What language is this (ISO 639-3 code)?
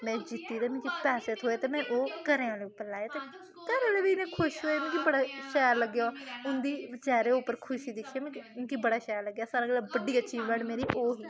doi